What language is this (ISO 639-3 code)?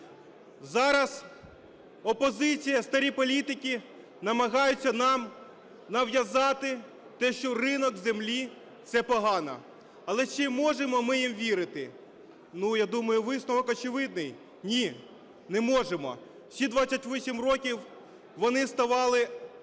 ukr